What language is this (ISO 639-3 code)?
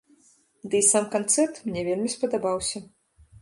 bel